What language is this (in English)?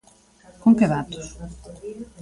Galician